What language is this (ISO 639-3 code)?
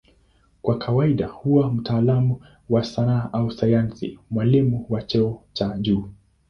swa